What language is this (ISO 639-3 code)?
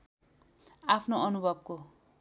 nep